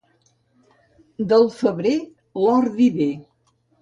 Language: Catalan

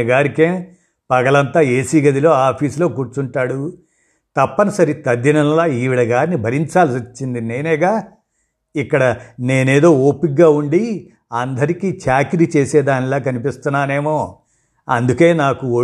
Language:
Telugu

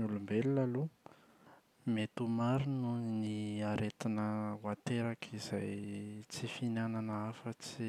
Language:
Malagasy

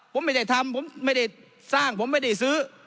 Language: Thai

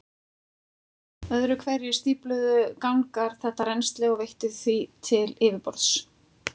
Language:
Icelandic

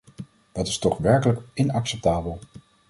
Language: Dutch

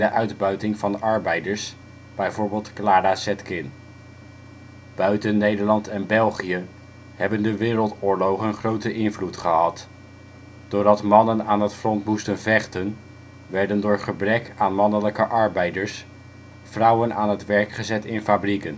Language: Dutch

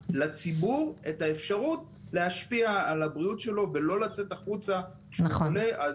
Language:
Hebrew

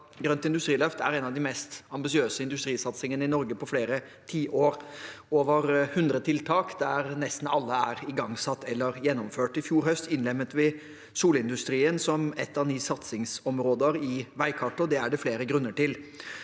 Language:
Norwegian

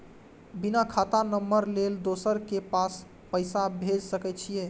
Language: Maithili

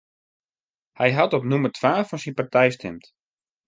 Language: Western Frisian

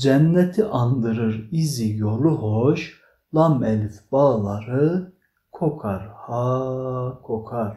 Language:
Turkish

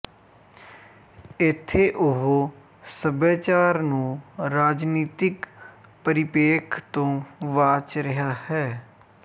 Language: Punjabi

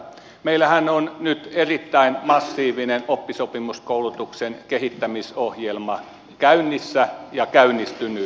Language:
Finnish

